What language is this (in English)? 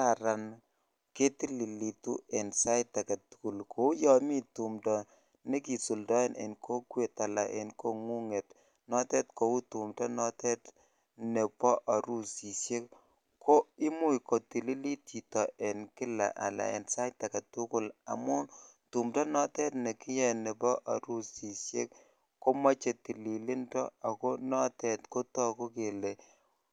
Kalenjin